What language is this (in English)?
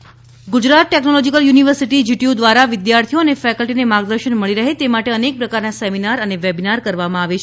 Gujarati